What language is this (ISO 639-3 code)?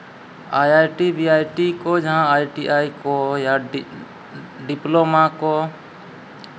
sat